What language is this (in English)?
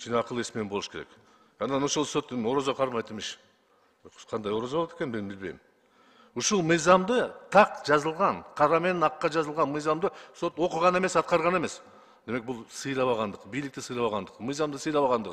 Turkish